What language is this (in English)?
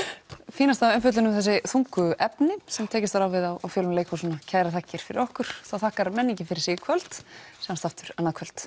Icelandic